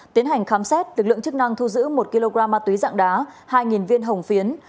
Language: Vietnamese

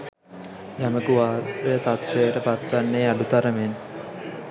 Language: Sinhala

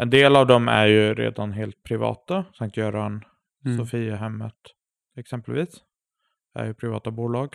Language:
Swedish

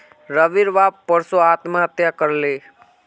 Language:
Magahi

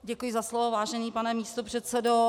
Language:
Czech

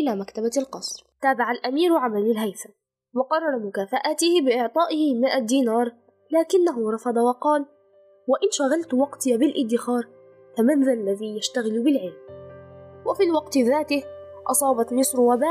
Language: Arabic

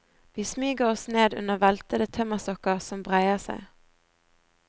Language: Norwegian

